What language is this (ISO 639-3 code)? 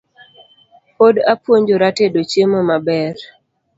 luo